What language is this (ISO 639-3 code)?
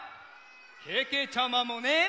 jpn